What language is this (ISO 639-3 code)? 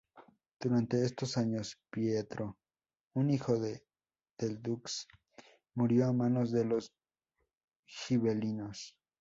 spa